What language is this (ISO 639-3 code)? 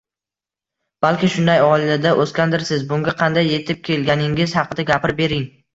uzb